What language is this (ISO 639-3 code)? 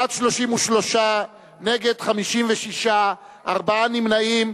heb